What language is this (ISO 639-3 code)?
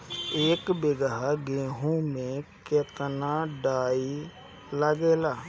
bho